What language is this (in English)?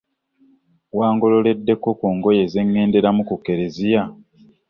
Ganda